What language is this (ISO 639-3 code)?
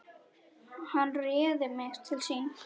isl